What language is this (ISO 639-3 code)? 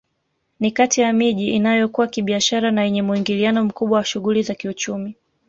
swa